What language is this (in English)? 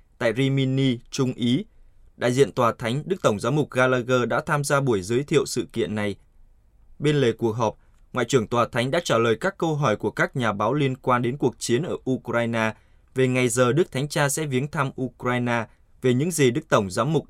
Vietnamese